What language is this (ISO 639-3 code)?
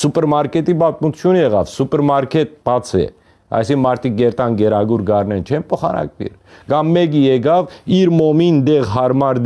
hye